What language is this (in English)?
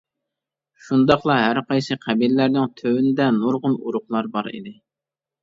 Uyghur